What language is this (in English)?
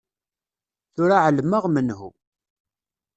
Kabyle